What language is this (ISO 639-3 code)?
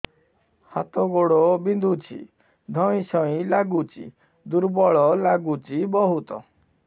ori